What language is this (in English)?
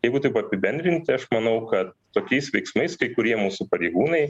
Lithuanian